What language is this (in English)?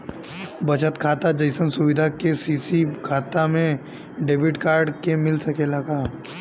Bhojpuri